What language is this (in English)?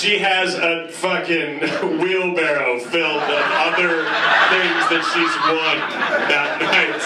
English